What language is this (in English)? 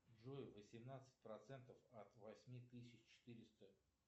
Russian